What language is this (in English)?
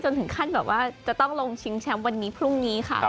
Thai